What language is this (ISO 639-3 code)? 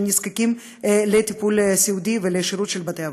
heb